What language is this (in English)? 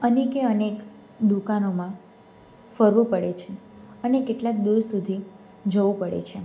Gujarati